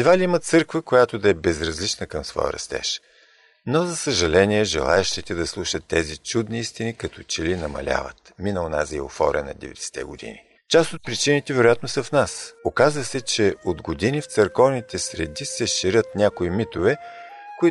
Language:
Bulgarian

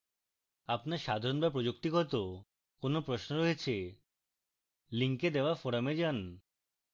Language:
Bangla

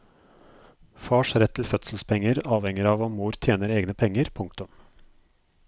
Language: Norwegian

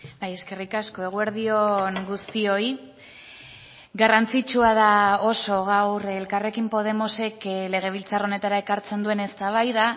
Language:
Basque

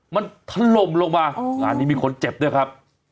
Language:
Thai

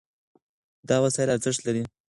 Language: Pashto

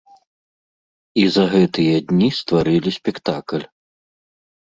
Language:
Belarusian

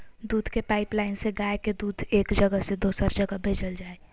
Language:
Magahi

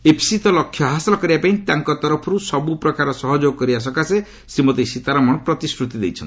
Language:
Odia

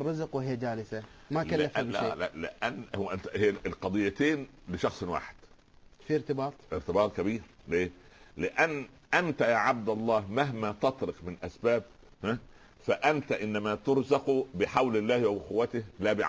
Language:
Arabic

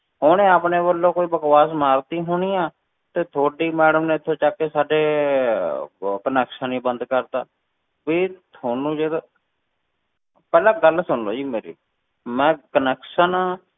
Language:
Punjabi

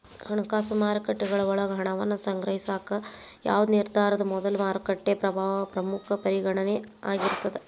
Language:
Kannada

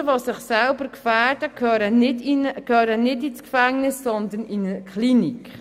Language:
Swiss German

